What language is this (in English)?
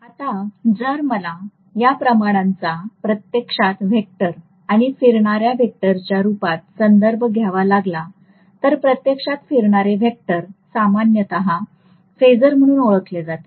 Marathi